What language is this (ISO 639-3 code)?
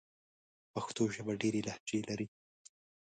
pus